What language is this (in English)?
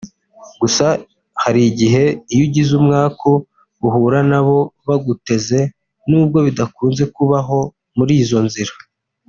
Kinyarwanda